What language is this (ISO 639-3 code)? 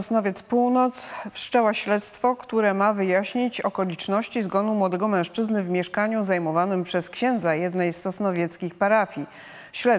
pol